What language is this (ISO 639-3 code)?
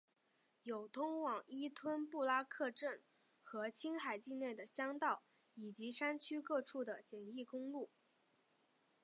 zho